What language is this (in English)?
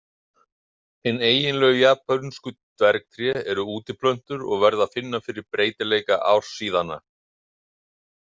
Icelandic